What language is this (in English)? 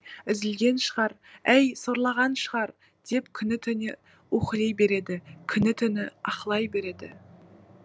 Kazakh